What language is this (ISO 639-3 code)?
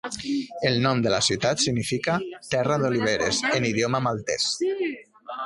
cat